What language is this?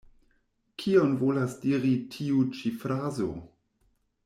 Esperanto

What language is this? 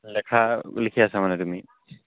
Assamese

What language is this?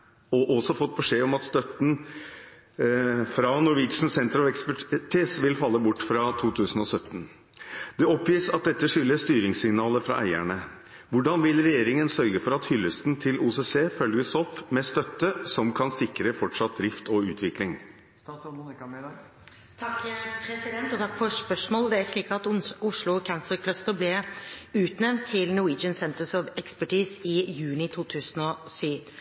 Norwegian Bokmål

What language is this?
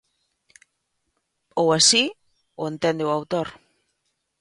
Galician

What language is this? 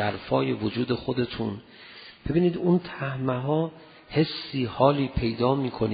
Persian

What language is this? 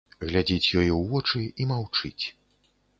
Belarusian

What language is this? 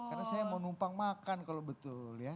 Indonesian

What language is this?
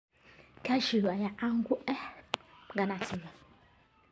Somali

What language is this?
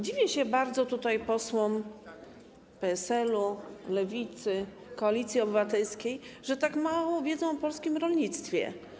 Polish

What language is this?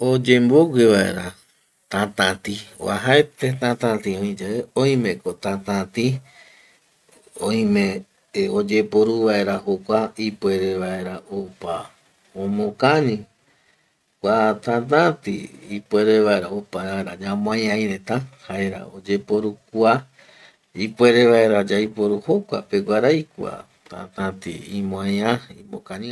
Eastern Bolivian Guaraní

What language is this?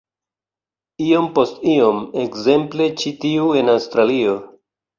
Esperanto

